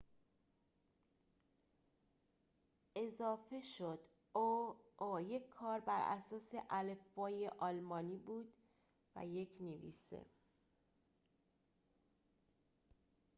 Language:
Persian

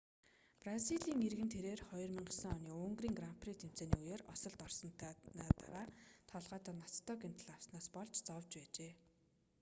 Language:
Mongolian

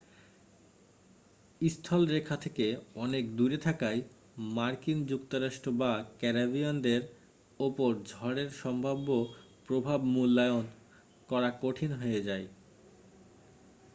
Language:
Bangla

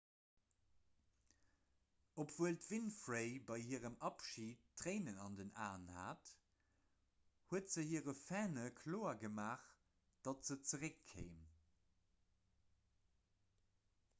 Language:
Luxembourgish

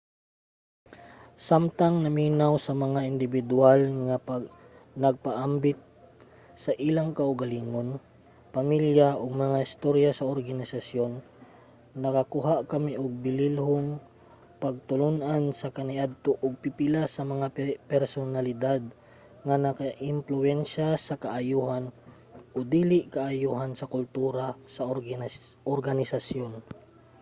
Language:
Cebuano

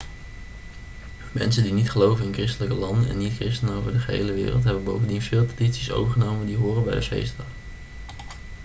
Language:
Dutch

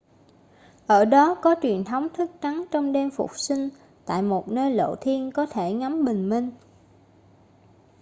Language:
Vietnamese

